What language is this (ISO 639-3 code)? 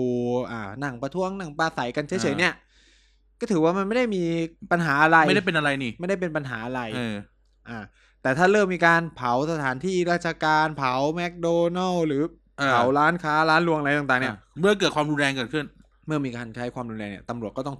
tha